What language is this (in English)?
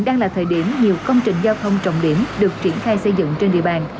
Vietnamese